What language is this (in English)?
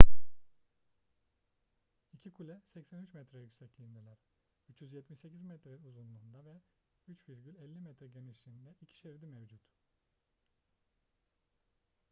Turkish